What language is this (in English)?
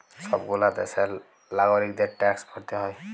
Bangla